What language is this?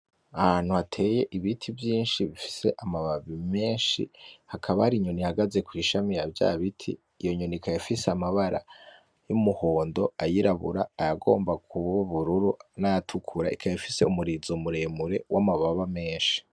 Rundi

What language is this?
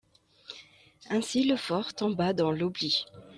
French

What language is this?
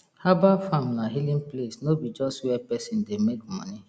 Nigerian Pidgin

